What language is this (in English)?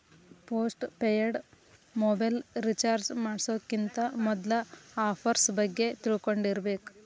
Kannada